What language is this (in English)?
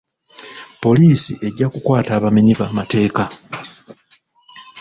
Ganda